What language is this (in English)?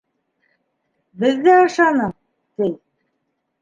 Bashkir